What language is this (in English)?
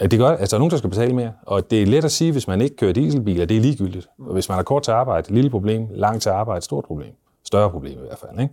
Danish